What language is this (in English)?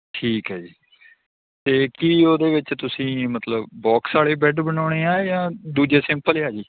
Punjabi